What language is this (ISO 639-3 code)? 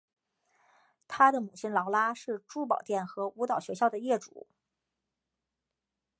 zho